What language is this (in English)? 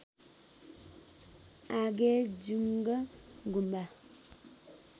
Nepali